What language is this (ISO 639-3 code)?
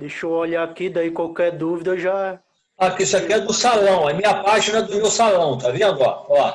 por